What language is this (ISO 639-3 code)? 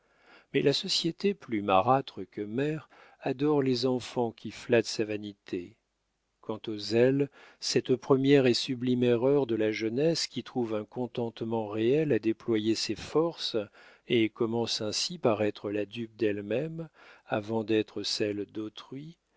fra